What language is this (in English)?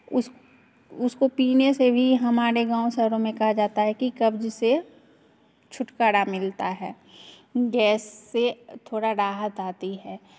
Hindi